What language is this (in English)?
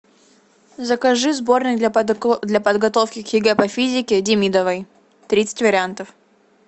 Russian